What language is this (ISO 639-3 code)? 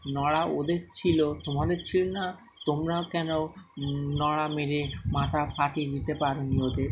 ben